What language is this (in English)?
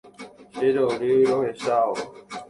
Guarani